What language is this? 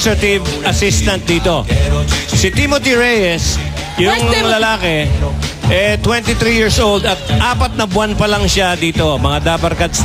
Filipino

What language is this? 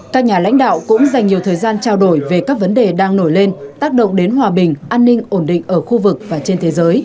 Vietnamese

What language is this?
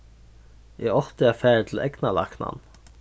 Faroese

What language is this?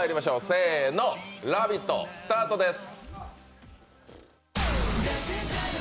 Japanese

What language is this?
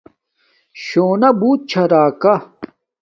Domaaki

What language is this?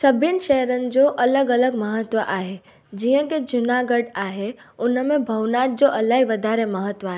Sindhi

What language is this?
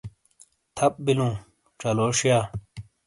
Shina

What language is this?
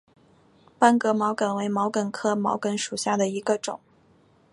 Chinese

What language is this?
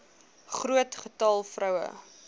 Afrikaans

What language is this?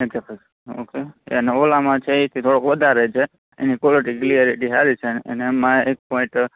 Gujarati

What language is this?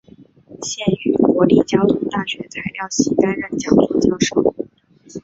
Chinese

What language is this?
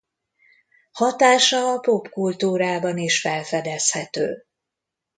Hungarian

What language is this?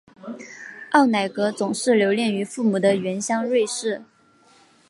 Chinese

